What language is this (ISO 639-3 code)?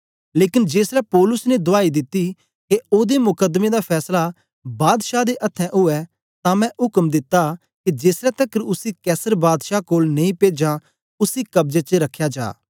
doi